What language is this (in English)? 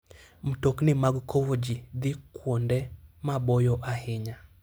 Luo (Kenya and Tanzania)